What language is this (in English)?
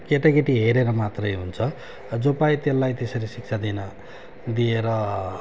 Nepali